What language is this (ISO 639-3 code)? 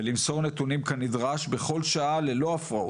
heb